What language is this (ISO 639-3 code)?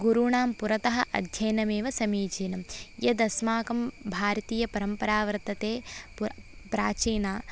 san